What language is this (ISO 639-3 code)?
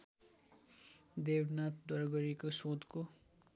nep